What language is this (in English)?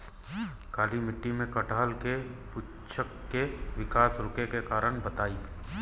Bhojpuri